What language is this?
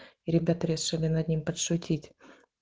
Russian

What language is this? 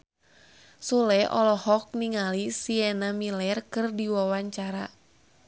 Sundanese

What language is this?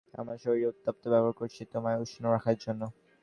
Bangla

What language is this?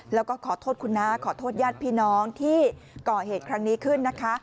Thai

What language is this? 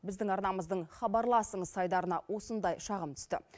Kazakh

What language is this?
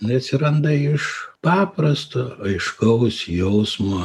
Lithuanian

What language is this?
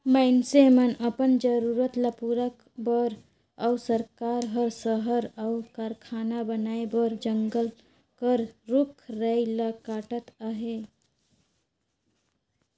Chhattisgarhi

